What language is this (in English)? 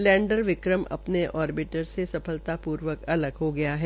Hindi